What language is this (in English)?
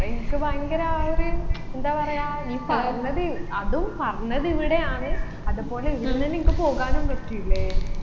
Malayalam